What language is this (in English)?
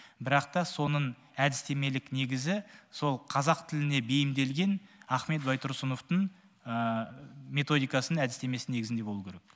Kazakh